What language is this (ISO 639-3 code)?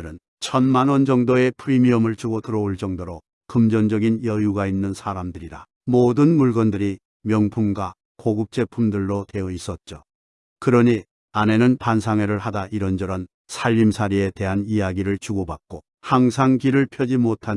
kor